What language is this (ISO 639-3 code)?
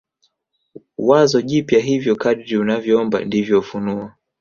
swa